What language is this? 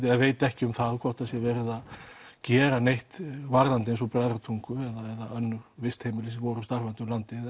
Icelandic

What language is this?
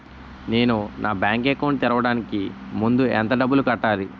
Telugu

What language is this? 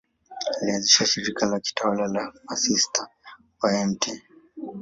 Swahili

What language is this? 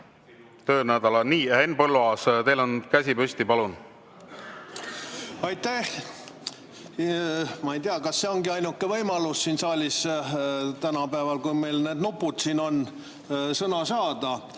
Estonian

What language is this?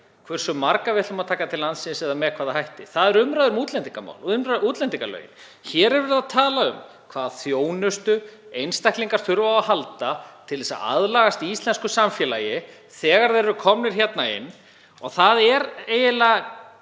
Icelandic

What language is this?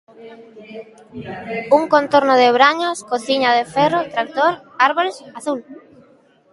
Galician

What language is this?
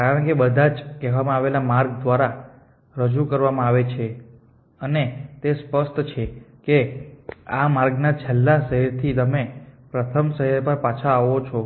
Gujarati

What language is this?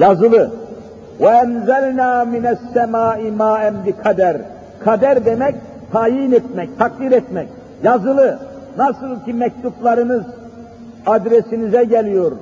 Turkish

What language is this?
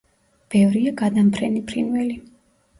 Georgian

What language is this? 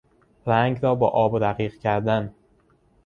Persian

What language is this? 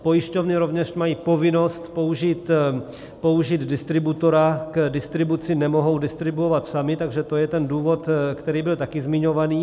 Czech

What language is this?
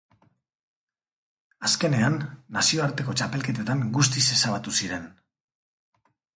Basque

